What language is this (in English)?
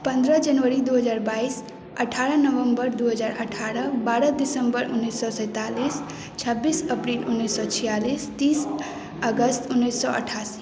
Maithili